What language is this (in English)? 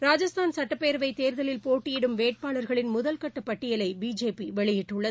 Tamil